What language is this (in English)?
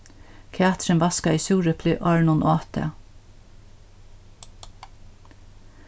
Faroese